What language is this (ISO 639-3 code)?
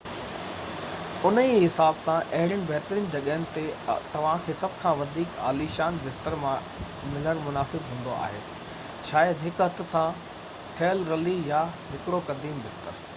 snd